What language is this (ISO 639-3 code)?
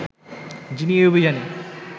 ben